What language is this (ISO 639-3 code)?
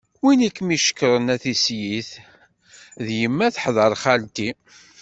kab